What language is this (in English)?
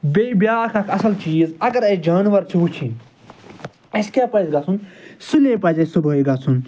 Kashmiri